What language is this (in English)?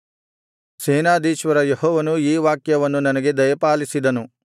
Kannada